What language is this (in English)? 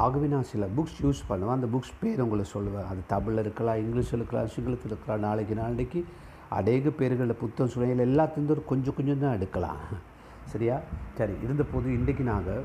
Tamil